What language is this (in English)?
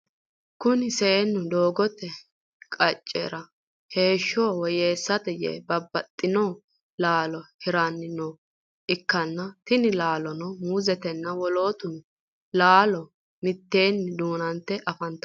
Sidamo